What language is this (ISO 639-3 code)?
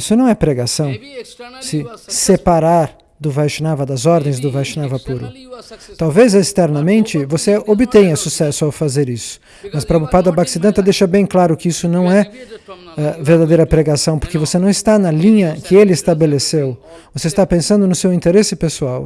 por